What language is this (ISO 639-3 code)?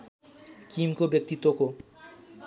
nep